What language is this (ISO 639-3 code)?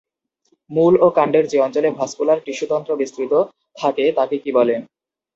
ben